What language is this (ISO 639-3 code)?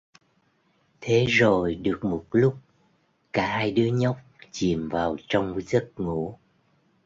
vie